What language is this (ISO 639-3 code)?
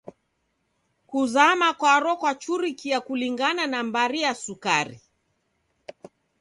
dav